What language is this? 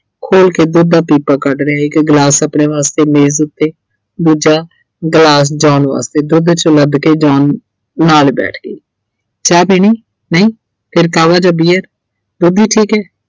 Punjabi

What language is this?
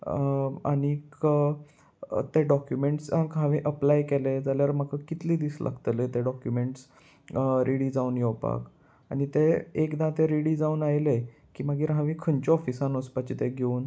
Konkani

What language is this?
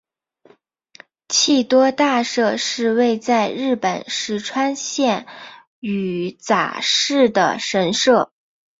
Chinese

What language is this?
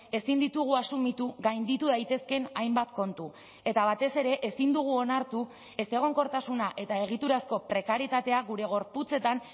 Basque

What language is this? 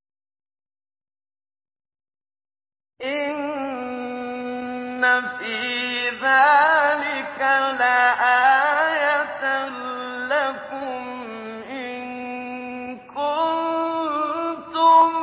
Arabic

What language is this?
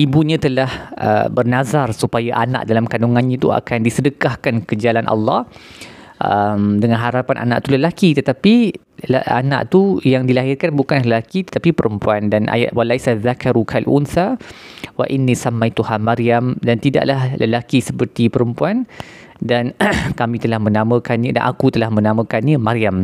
Malay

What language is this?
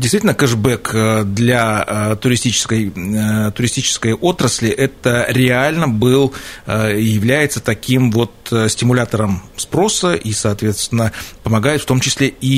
Russian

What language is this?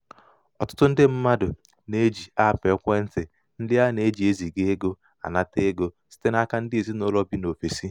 Igbo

